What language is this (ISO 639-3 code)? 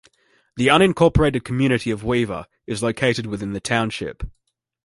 eng